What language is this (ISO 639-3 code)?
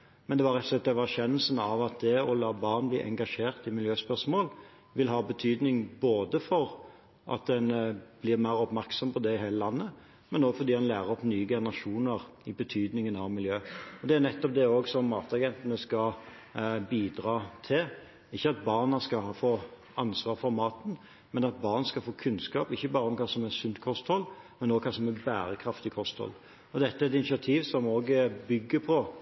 nob